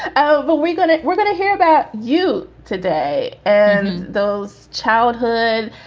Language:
English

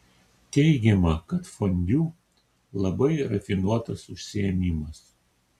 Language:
Lithuanian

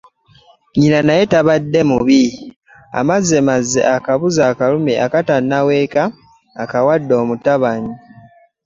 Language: Ganda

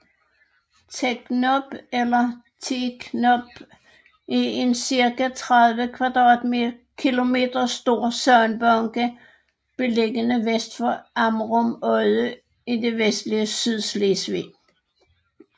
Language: Danish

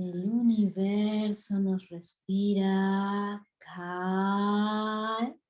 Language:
Spanish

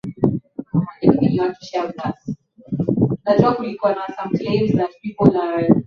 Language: Swahili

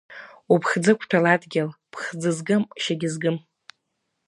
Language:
Abkhazian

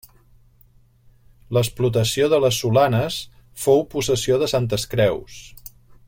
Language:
Catalan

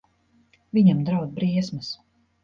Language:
Latvian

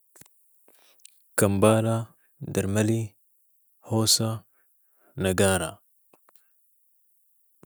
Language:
Sudanese Arabic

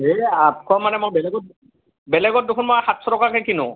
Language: Assamese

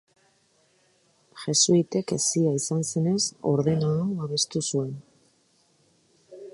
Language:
Basque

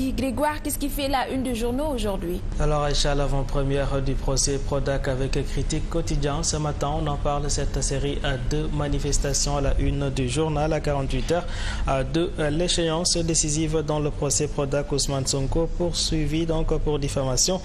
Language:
French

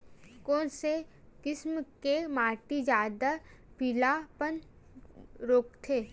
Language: Chhattisgarhi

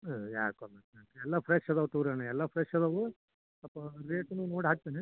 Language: Kannada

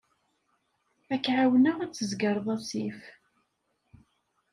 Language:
Kabyle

